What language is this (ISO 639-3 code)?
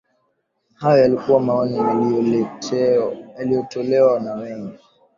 swa